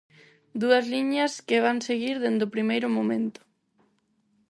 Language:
Galician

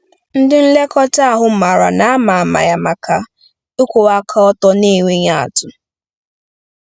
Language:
Igbo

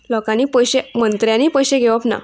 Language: Konkani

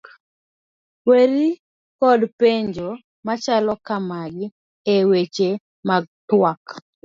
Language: Luo (Kenya and Tanzania)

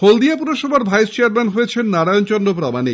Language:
Bangla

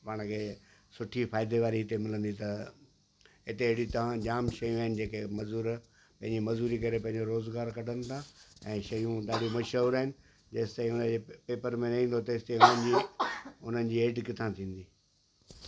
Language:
Sindhi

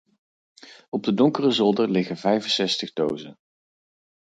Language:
Dutch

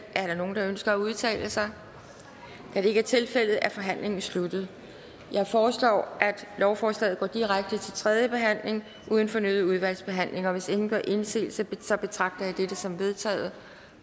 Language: Danish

